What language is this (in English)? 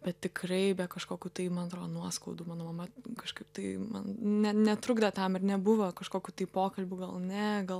Lithuanian